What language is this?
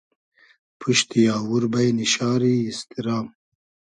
Hazaragi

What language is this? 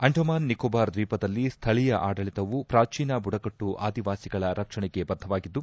Kannada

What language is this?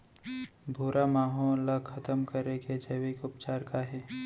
Chhattisgarhi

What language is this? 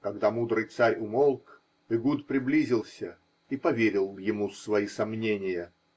Russian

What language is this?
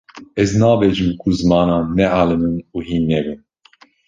Kurdish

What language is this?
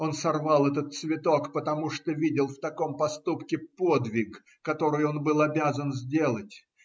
Russian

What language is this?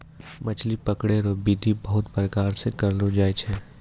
Maithili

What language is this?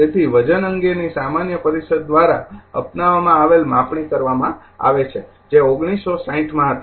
Gujarati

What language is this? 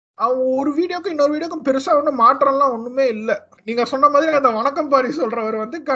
Tamil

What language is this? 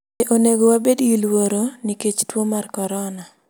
Luo (Kenya and Tanzania)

